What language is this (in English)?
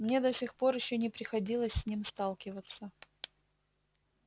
Russian